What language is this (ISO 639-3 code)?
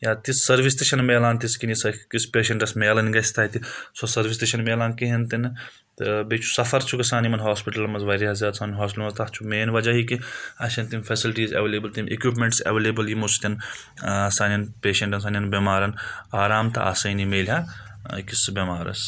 kas